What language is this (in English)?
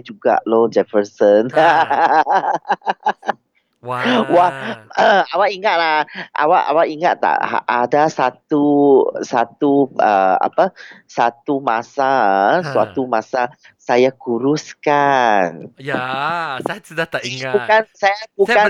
Malay